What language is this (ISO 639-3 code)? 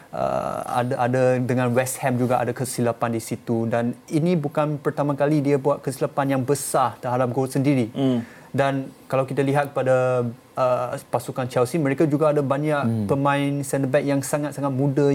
msa